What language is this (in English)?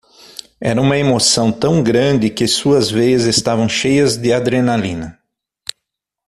Portuguese